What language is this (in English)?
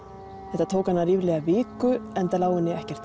Icelandic